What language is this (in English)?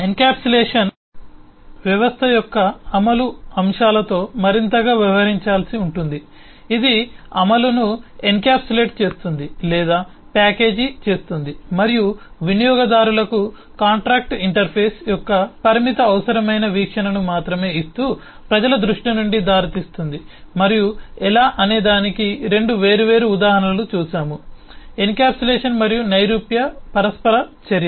Telugu